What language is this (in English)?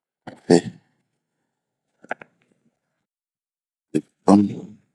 Bomu